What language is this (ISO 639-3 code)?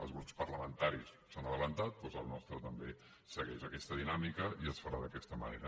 cat